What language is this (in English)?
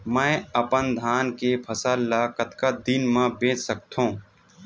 Chhattisgarhi